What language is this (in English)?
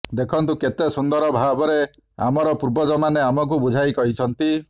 Odia